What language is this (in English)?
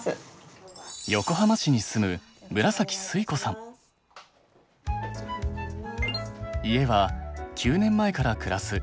Japanese